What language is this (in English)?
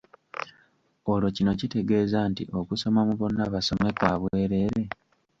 Ganda